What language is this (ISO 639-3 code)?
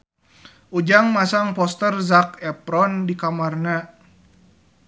sun